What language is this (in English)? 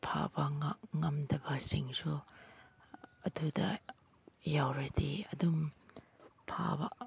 Manipuri